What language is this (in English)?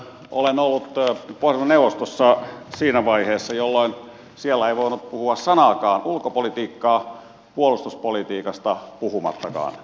Finnish